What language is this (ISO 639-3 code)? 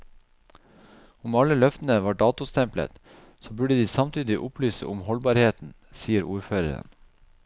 nor